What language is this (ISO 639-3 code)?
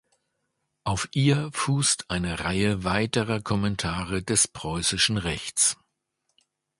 deu